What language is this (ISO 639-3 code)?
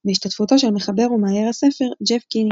heb